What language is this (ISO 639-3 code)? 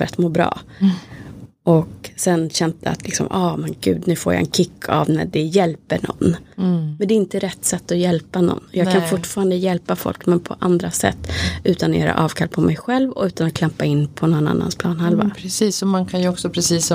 swe